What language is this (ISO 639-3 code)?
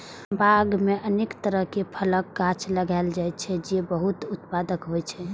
mai